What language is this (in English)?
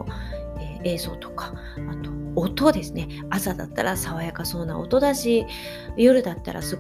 Japanese